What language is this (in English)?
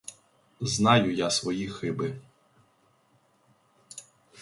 Ukrainian